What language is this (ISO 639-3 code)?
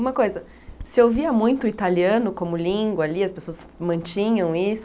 por